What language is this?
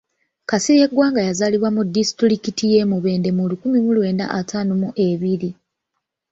Ganda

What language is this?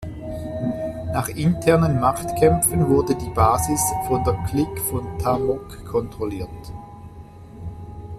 German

